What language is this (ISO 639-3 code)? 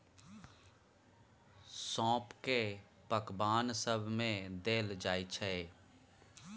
mai